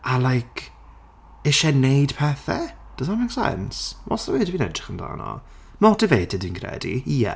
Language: Welsh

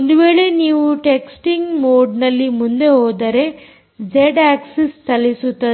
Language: Kannada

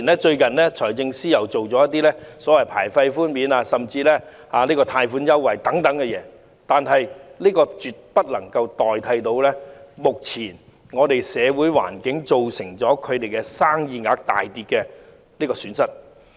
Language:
Cantonese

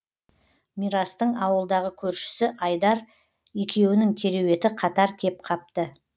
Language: Kazakh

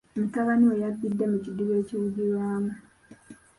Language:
Ganda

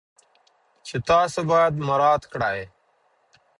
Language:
Pashto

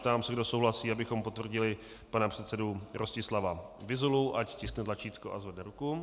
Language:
Czech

